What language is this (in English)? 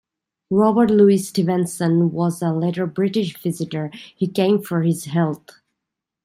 English